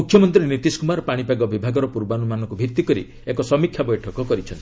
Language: Odia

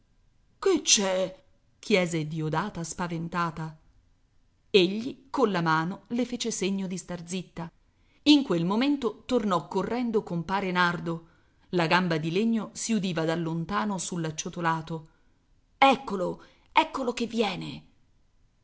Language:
Italian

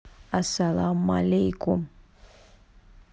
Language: Russian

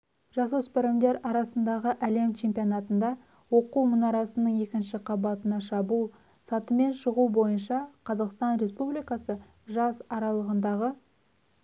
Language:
Kazakh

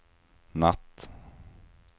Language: Swedish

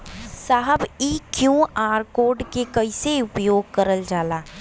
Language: Bhojpuri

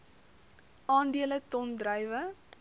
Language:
Afrikaans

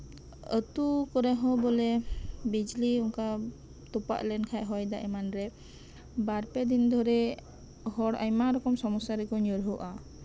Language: Santali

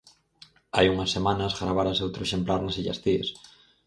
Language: Galician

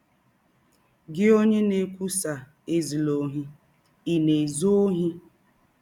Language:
Igbo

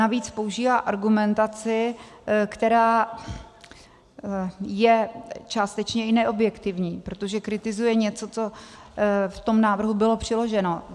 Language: Czech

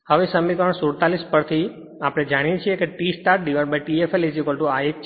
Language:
Gujarati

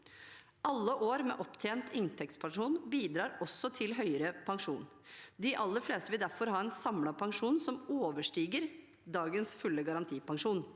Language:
Norwegian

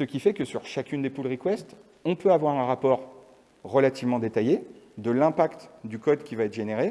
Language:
French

